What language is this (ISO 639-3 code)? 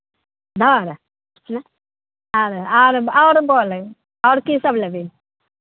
mai